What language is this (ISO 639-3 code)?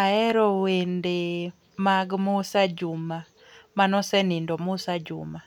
luo